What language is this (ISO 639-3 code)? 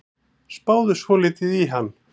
isl